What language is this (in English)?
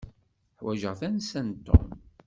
Kabyle